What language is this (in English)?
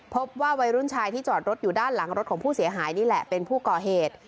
Thai